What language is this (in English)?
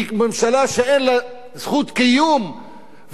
Hebrew